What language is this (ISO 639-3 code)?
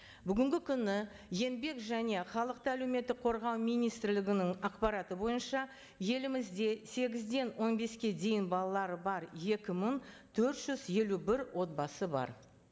kaz